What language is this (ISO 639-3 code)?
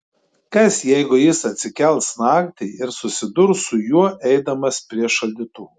lit